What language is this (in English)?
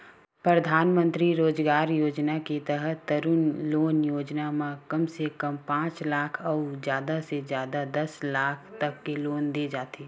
Chhattisgarhi